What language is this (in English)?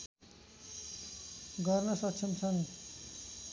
Nepali